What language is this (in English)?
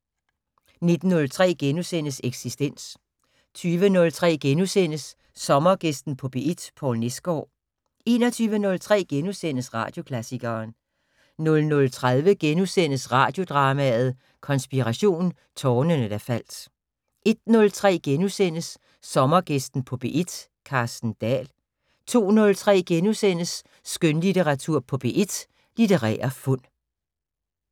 Danish